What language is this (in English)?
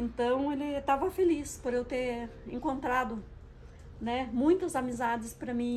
Portuguese